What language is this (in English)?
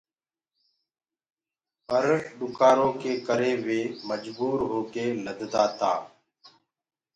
Gurgula